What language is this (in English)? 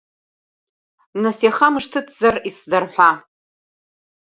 Abkhazian